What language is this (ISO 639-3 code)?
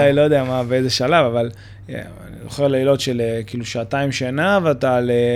heb